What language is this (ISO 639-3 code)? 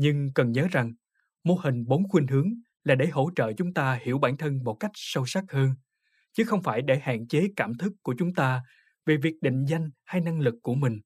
vie